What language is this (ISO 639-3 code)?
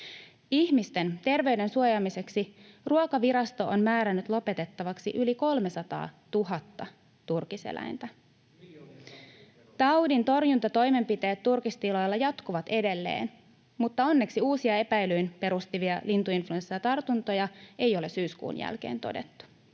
fin